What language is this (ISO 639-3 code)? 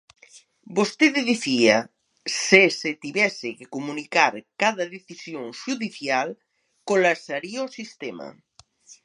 glg